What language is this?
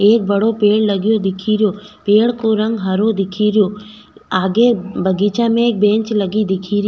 Rajasthani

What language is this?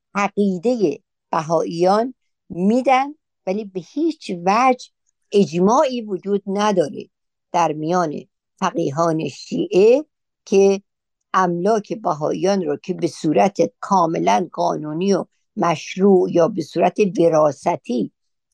Persian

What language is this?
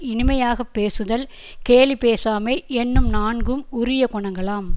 Tamil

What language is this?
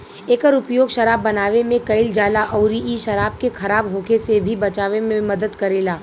Bhojpuri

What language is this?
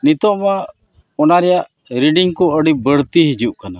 Santali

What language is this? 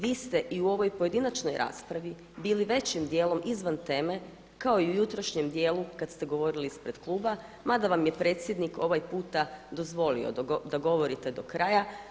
Croatian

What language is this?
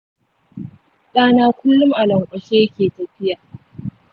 Hausa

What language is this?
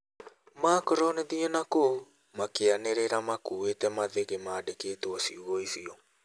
Kikuyu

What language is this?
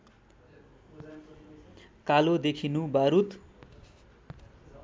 Nepali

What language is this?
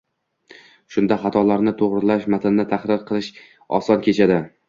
Uzbek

